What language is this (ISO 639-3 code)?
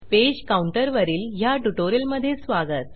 mar